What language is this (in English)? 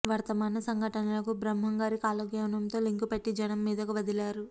Telugu